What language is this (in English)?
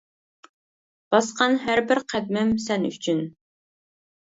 Uyghur